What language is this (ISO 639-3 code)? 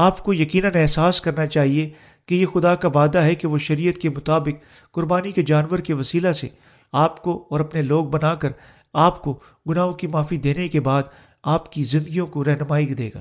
urd